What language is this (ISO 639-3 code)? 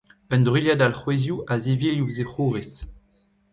bre